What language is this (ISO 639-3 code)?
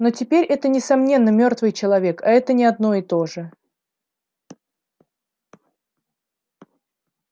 rus